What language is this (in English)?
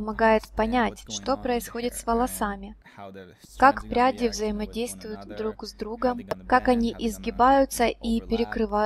Russian